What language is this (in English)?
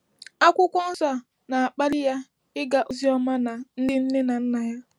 Igbo